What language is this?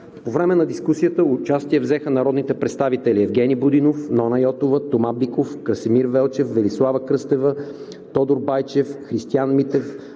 Bulgarian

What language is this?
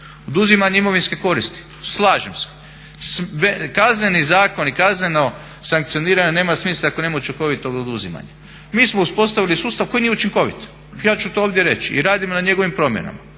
Croatian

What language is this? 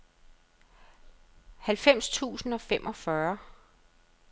Danish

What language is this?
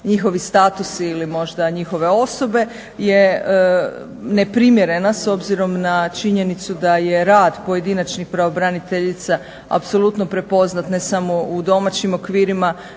Croatian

